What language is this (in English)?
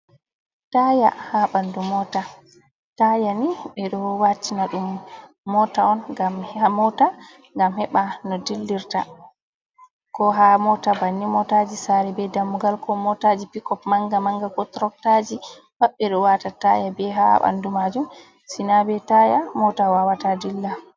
Fula